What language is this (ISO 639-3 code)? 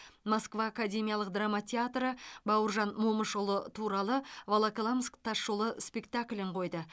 kaz